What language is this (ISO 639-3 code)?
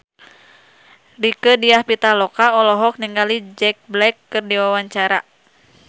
sun